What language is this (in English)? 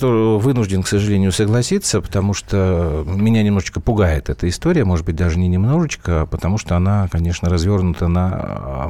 Russian